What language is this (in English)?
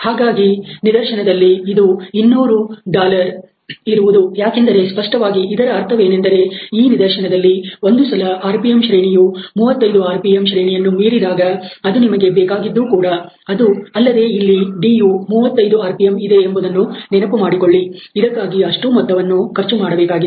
Kannada